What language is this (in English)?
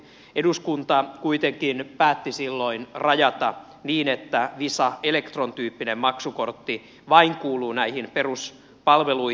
Finnish